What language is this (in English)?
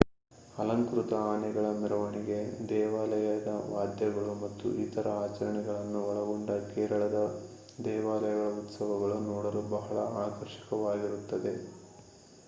Kannada